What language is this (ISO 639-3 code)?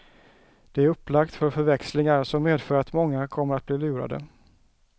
swe